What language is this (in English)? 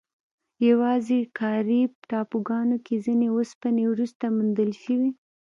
Pashto